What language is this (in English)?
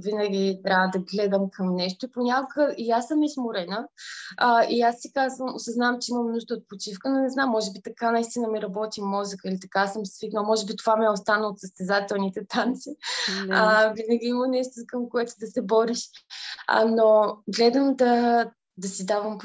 Bulgarian